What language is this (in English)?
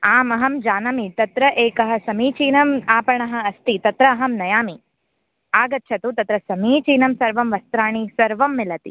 Sanskrit